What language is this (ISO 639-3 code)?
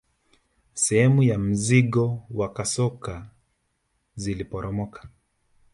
swa